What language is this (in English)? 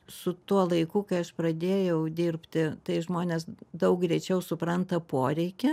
Lithuanian